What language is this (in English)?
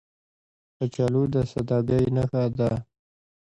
Pashto